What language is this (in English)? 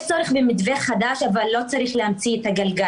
Hebrew